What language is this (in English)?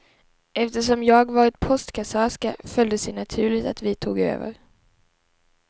Swedish